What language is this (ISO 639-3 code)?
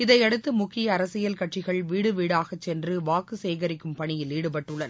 tam